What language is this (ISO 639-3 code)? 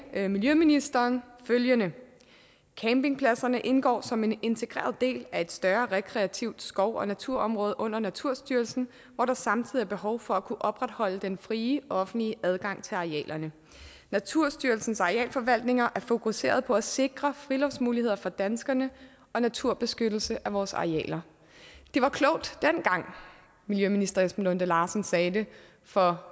dan